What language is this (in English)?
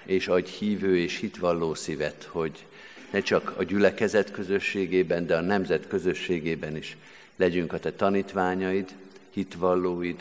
Hungarian